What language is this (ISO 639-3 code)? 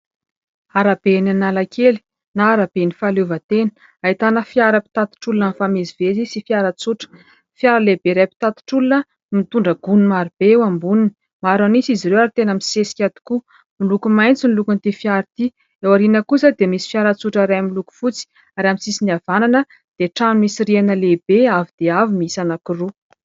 mlg